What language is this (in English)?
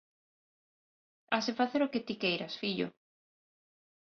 Galician